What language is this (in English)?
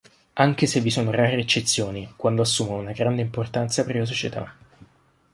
Italian